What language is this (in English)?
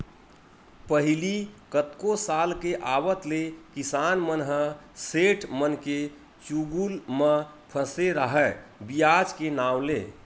Chhattisgarhi